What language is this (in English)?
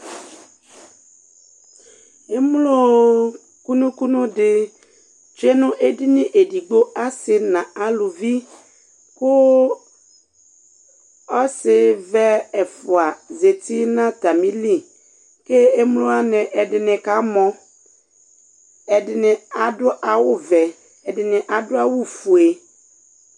Ikposo